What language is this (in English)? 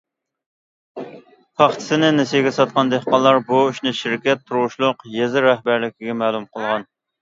Uyghur